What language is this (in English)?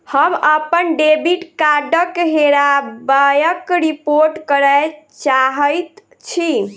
Maithili